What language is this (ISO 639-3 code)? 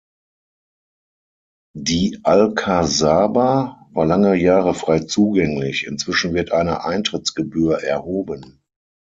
deu